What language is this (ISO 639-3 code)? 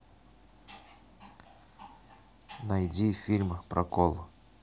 rus